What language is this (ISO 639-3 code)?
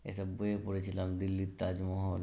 ben